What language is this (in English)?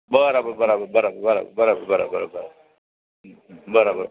Gujarati